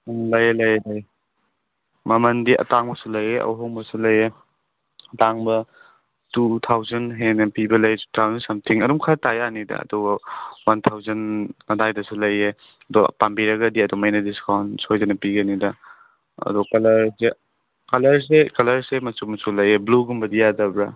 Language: Manipuri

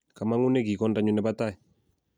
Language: Kalenjin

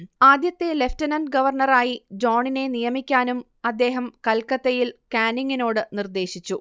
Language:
Malayalam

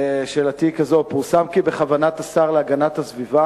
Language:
Hebrew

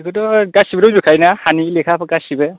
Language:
Bodo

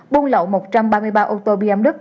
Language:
Vietnamese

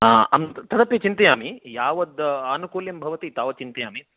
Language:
Sanskrit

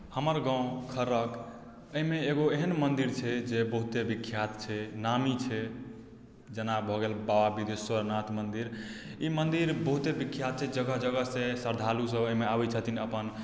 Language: Maithili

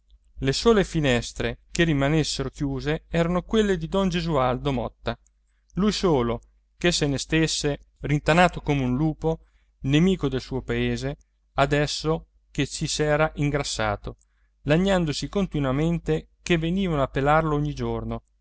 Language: Italian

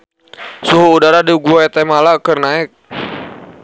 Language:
Sundanese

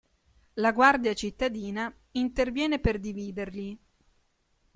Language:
Italian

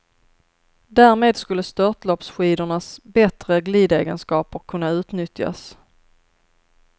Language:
Swedish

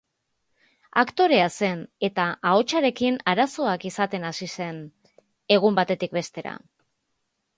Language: Basque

